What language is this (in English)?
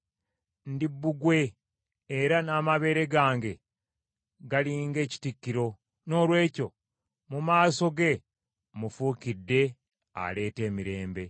Ganda